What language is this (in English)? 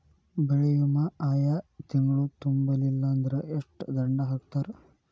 Kannada